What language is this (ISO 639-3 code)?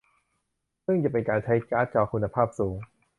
tha